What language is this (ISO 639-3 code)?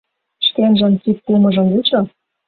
chm